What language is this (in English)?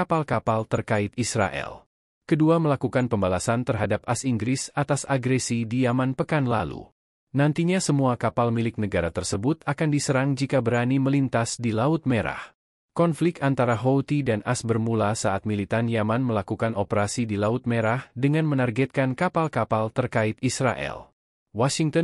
Indonesian